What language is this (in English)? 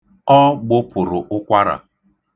Igbo